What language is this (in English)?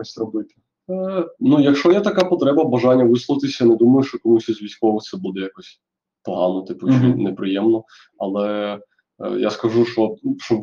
Ukrainian